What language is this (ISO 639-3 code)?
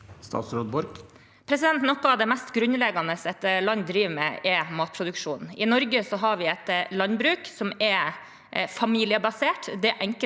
nor